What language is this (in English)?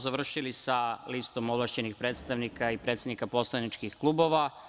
Serbian